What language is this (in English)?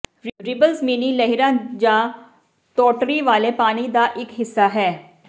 Punjabi